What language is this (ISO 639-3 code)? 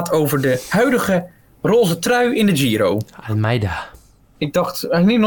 nld